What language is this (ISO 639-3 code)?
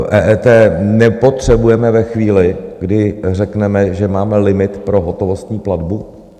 ces